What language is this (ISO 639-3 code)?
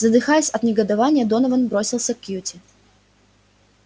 rus